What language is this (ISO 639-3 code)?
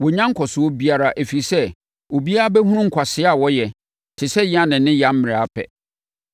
aka